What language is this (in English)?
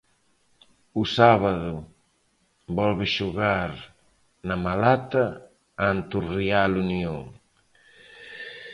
Galician